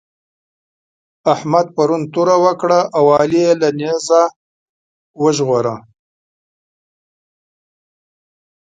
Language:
Pashto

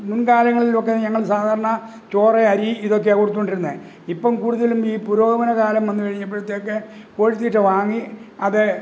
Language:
Malayalam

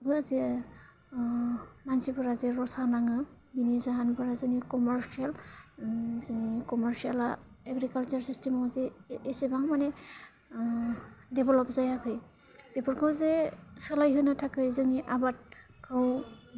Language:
Bodo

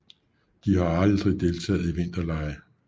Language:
Danish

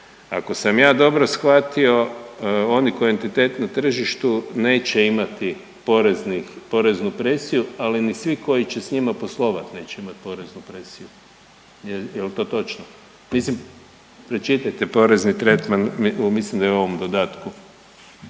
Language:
Croatian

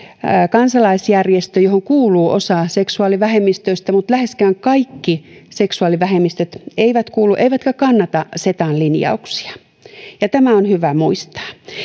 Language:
Finnish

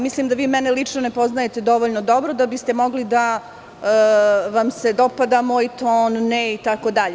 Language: Serbian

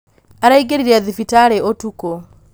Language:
Kikuyu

